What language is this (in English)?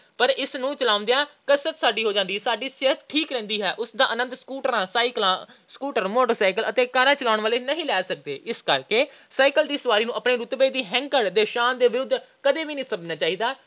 Punjabi